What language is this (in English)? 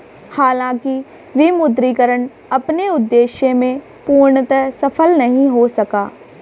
Hindi